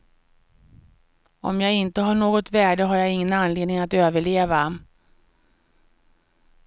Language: Swedish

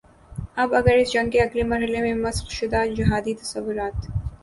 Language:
Urdu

